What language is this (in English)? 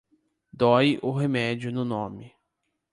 Portuguese